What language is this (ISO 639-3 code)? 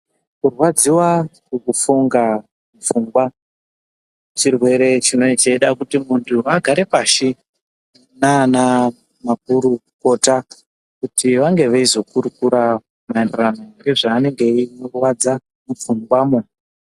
ndc